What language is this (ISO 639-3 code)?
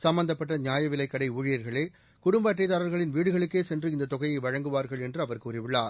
tam